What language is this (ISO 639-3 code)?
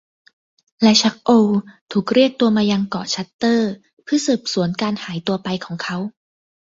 tha